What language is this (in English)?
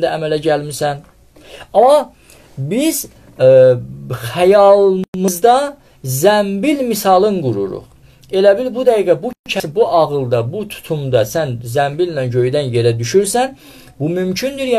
Turkish